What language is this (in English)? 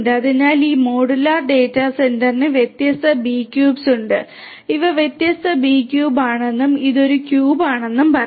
Malayalam